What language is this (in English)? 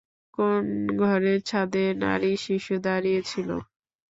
Bangla